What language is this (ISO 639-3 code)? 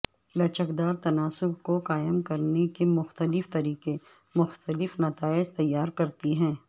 urd